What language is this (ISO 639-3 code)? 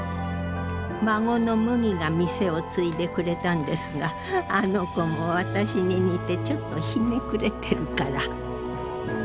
jpn